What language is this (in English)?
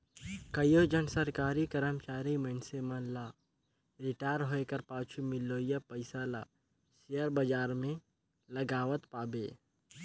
Chhattisgarhi